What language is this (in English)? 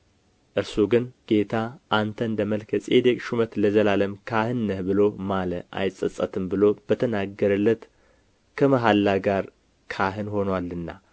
Amharic